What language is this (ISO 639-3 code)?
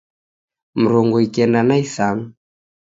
dav